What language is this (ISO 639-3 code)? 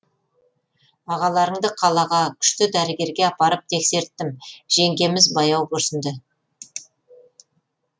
kaz